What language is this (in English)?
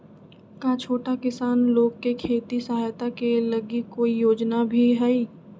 Magahi